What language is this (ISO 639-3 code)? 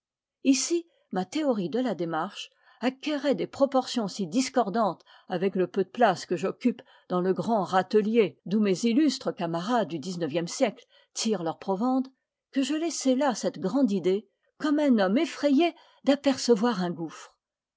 fra